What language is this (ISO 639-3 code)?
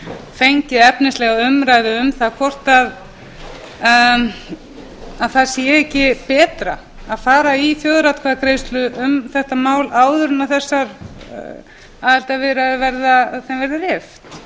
isl